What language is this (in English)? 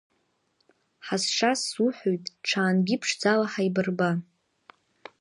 Abkhazian